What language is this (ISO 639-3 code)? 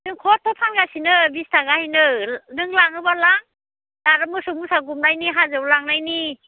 brx